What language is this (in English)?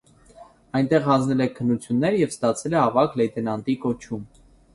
Armenian